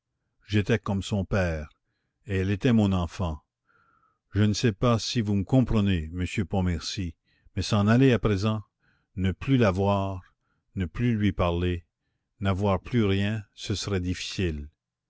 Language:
French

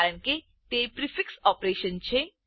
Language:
Gujarati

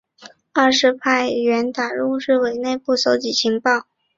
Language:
Chinese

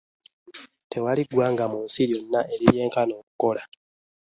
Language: Ganda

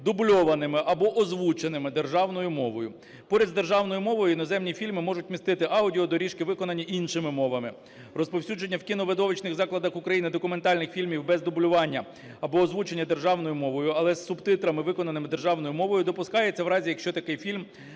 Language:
Ukrainian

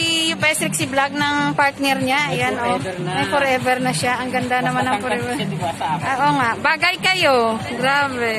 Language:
Filipino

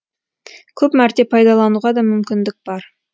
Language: Kazakh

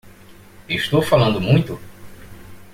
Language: Portuguese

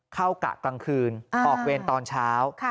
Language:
Thai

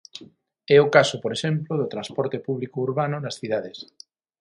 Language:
Galician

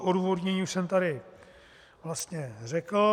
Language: Czech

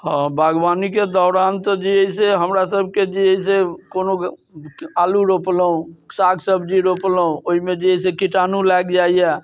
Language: Maithili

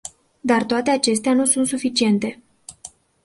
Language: Romanian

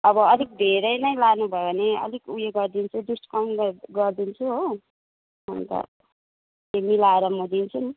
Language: Nepali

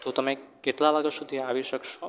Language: Gujarati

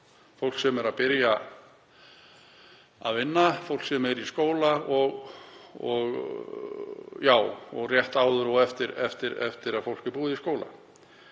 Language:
Icelandic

